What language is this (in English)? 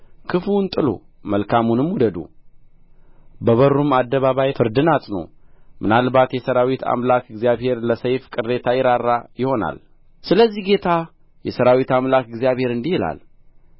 Amharic